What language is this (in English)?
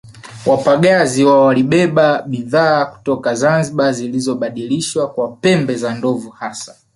Swahili